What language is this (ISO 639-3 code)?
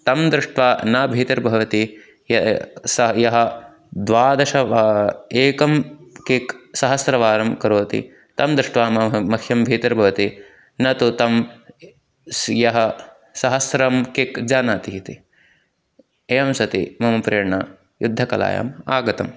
san